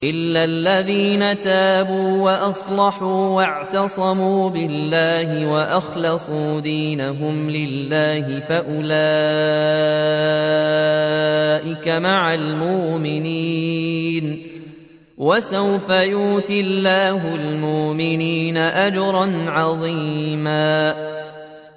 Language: Arabic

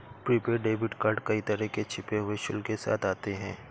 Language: Hindi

